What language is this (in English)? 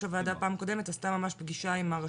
Hebrew